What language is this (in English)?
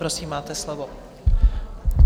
Czech